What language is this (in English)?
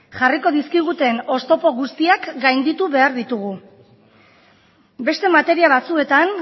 Basque